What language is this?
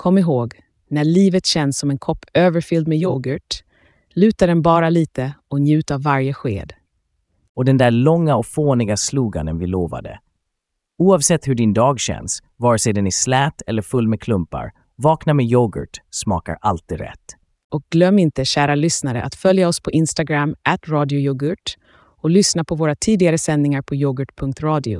Swedish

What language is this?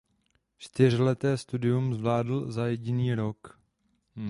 Czech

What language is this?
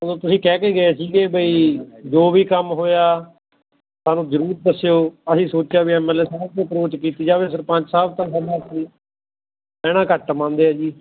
Punjabi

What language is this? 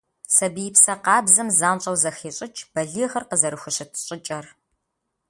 Kabardian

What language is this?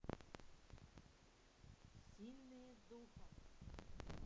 Russian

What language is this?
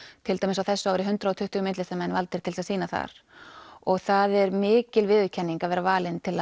Icelandic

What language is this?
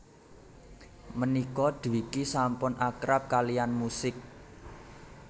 Javanese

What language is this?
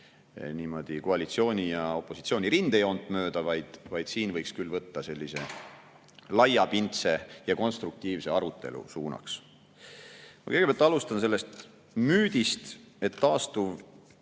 Estonian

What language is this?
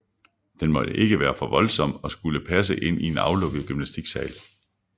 Danish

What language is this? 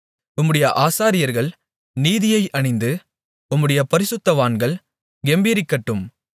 Tamil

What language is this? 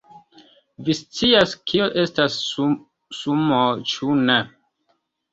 Esperanto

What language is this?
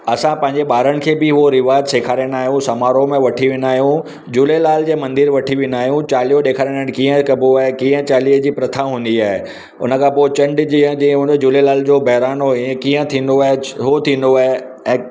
Sindhi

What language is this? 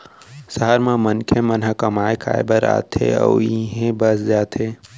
Chhattisgarhi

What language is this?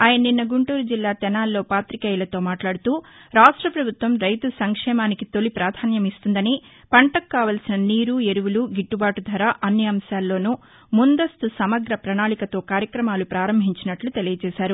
Telugu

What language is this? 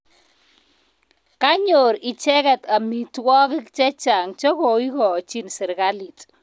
Kalenjin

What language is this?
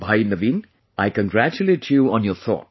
English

